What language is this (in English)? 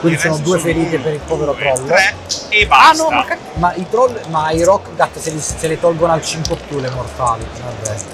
Italian